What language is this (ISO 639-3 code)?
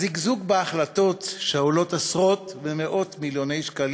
heb